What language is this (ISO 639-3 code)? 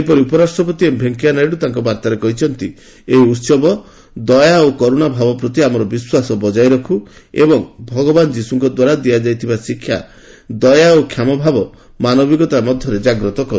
ori